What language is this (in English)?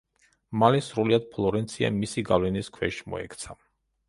Georgian